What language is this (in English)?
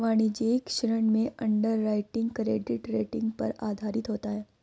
Hindi